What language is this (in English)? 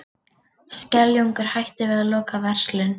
Icelandic